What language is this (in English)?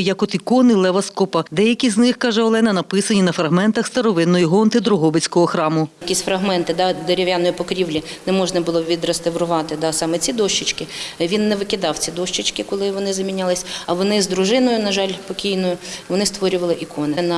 Ukrainian